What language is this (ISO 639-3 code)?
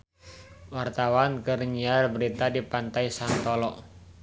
sun